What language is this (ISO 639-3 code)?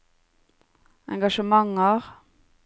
nor